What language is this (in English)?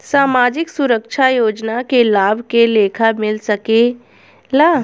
Bhojpuri